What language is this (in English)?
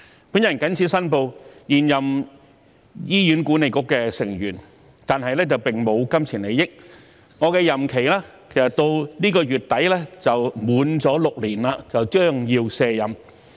Cantonese